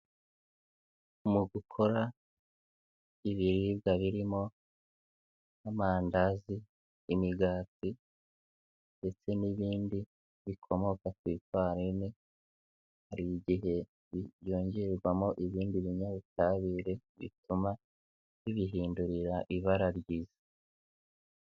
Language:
Kinyarwanda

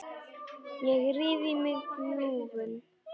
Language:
Icelandic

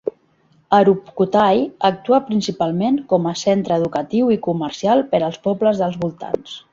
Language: Catalan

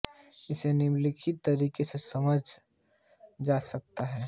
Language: Hindi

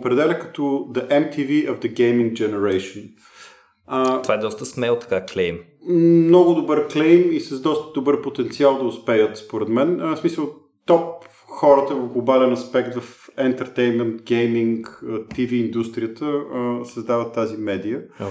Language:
Bulgarian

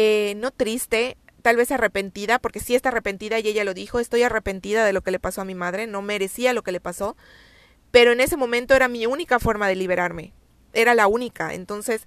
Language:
Spanish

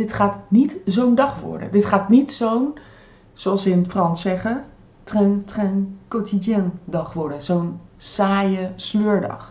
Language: Dutch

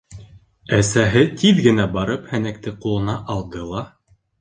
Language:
Bashkir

